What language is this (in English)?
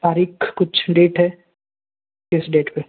Hindi